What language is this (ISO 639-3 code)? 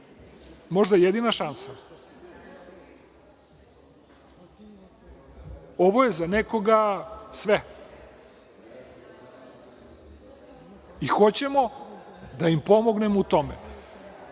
srp